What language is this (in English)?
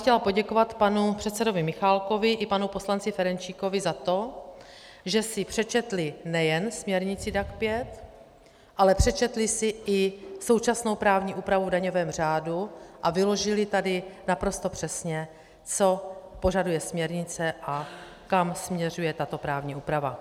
Czech